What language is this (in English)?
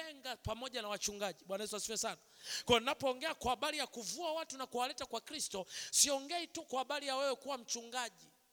Swahili